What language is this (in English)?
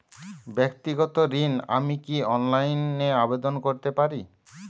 Bangla